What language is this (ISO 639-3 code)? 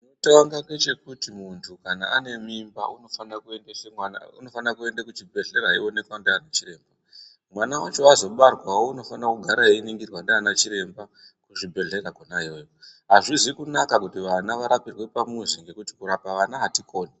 ndc